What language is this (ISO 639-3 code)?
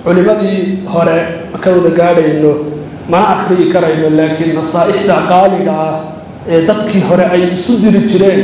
ara